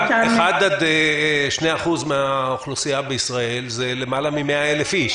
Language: Hebrew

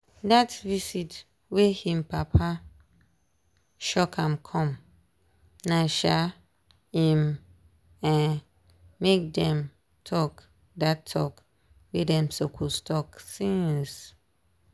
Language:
Nigerian Pidgin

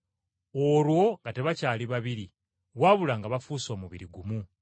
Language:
Ganda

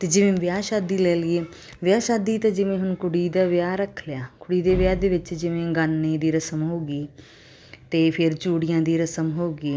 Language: Punjabi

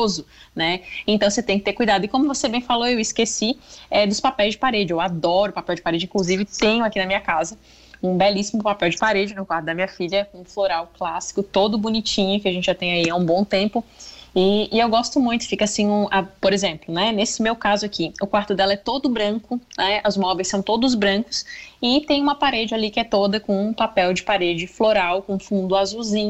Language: Portuguese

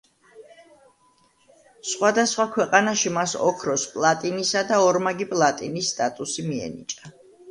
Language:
Georgian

